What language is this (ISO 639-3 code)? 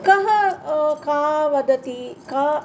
san